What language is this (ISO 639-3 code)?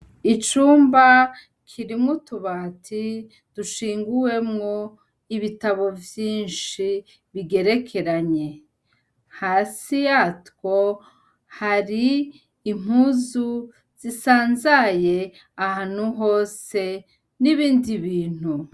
run